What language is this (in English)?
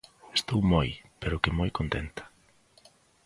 Galician